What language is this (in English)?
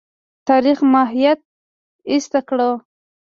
Pashto